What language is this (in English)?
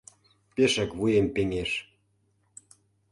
Mari